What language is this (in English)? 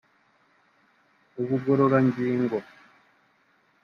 Kinyarwanda